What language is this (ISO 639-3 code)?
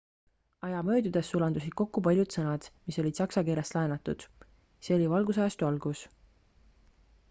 est